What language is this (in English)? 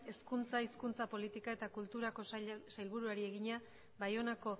Basque